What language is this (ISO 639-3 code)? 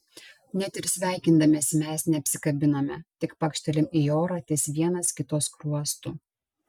lit